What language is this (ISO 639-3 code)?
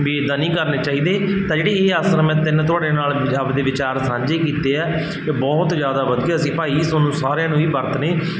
pan